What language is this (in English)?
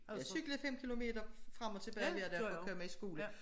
Danish